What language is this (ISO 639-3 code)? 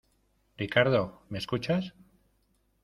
spa